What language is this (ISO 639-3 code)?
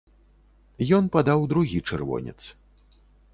bel